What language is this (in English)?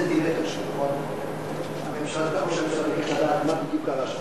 Hebrew